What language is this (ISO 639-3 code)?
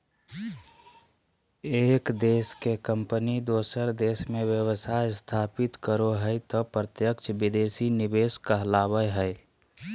mag